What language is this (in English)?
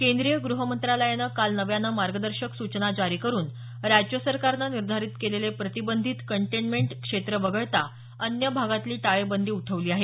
Marathi